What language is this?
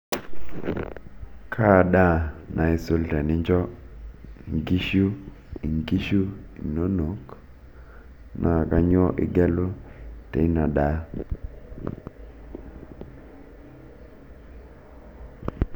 Masai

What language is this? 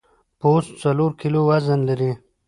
Pashto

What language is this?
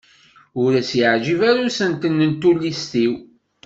Kabyle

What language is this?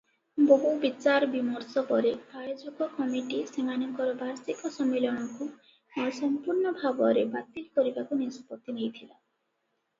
Odia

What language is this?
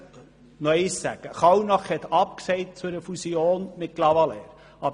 Swiss German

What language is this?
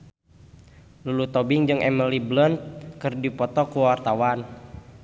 Sundanese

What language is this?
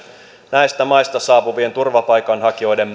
Finnish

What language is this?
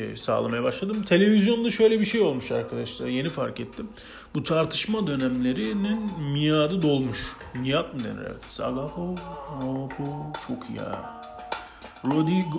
Turkish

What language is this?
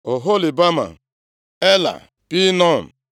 Igbo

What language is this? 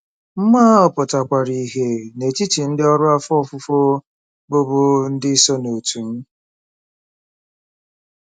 Igbo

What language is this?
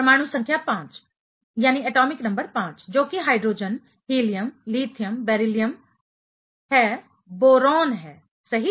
Hindi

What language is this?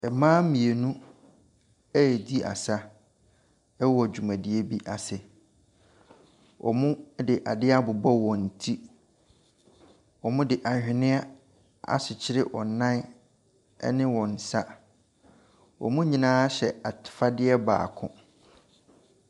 Akan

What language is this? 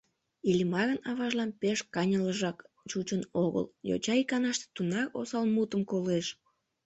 Mari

